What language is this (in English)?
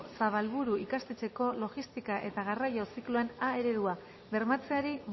Basque